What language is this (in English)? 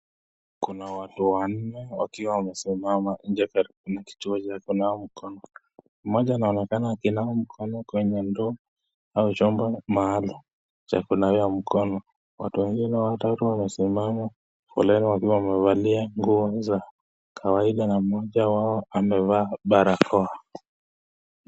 Swahili